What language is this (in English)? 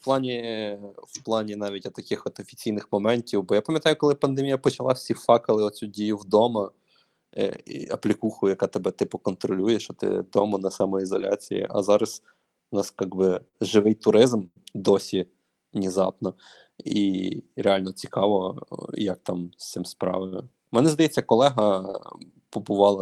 Ukrainian